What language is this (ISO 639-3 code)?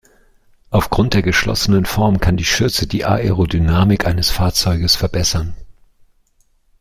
deu